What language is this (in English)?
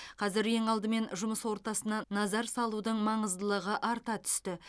Kazakh